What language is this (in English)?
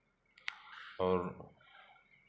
Hindi